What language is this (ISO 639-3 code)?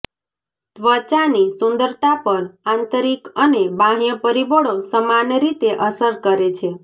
guj